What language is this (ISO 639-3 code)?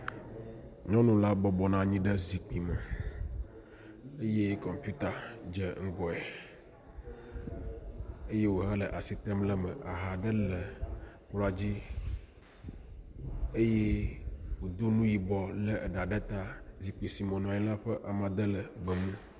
ewe